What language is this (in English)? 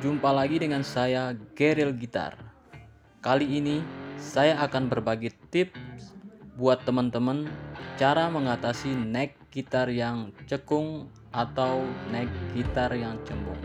Indonesian